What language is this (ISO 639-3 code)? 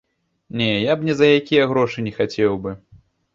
bel